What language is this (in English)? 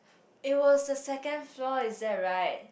English